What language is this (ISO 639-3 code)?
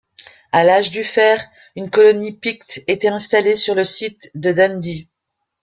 fra